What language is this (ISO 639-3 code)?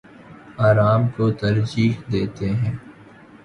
urd